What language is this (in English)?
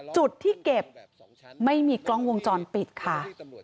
Thai